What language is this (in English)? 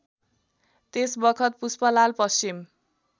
Nepali